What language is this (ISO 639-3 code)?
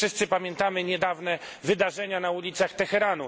pol